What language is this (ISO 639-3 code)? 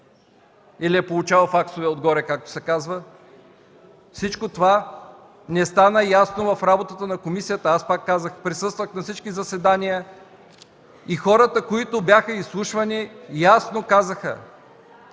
bul